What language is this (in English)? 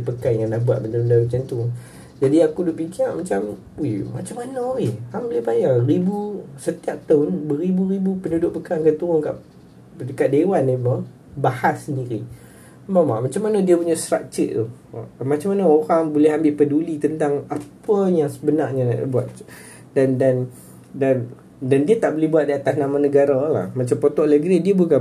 Malay